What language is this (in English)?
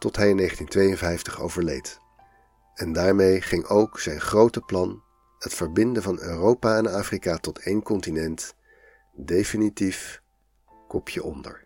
Dutch